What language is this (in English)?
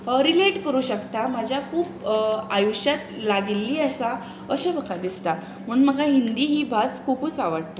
Konkani